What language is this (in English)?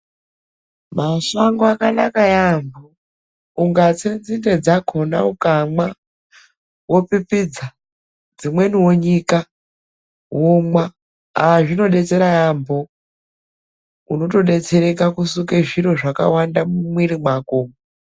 Ndau